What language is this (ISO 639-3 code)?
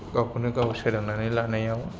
brx